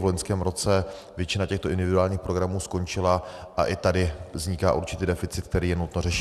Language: Czech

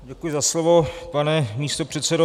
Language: Czech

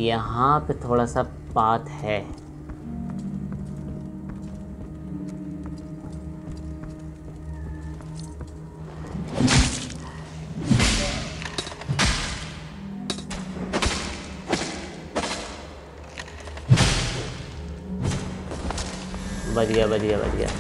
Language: Hindi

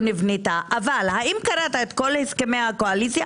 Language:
Hebrew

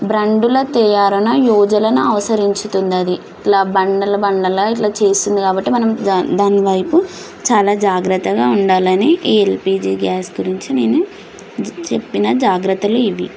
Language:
Telugu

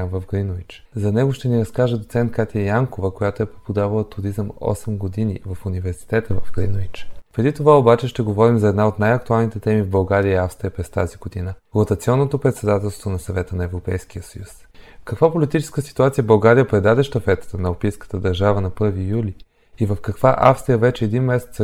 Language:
Bulgarian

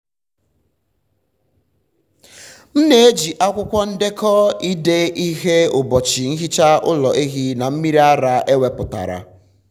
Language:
Igbo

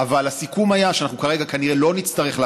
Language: Hebrew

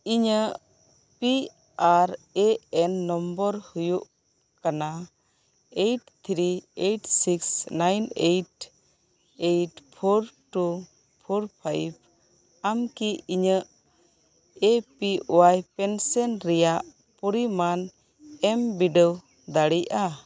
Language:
Santali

